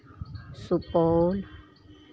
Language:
Maithili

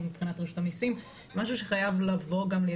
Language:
Hebrew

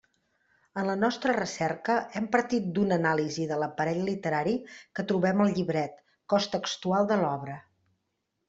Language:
Catalan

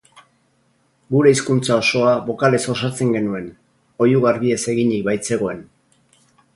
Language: Basque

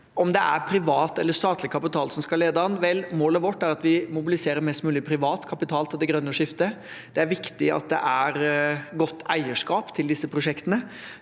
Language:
Norwegian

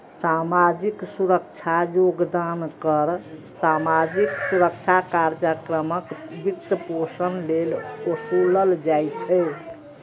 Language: Maithili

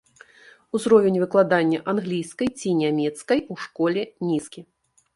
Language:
Belarusian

